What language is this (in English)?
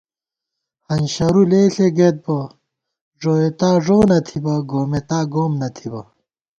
Gawar-Bati